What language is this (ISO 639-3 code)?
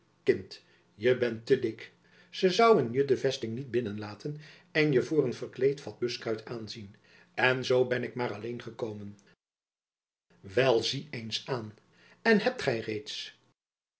nld